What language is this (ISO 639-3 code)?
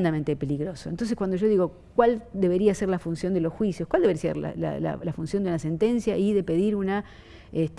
spa